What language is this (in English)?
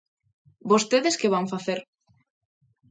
Galician